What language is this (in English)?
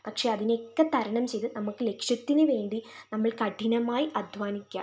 Malayalam